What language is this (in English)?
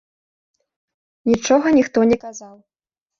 Belarusian